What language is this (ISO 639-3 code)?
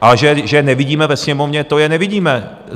ces